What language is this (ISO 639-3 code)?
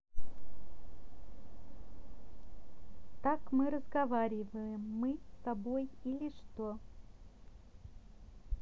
rus